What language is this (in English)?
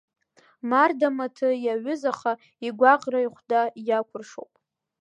Abkhazian